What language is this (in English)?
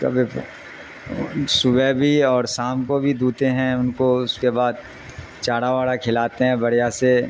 Urdu